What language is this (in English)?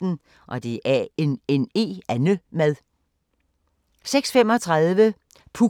Danish